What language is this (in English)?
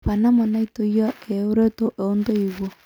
Masai